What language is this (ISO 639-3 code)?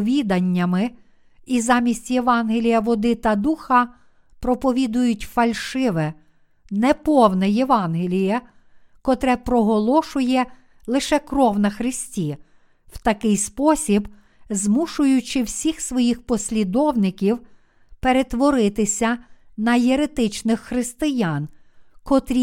ukr